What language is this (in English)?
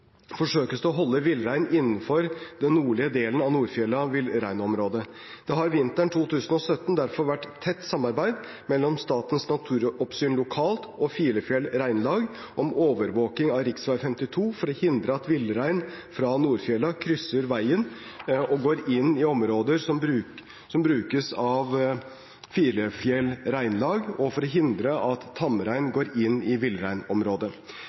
Norwegian Bokmål